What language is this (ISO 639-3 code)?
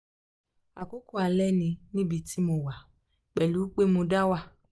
yor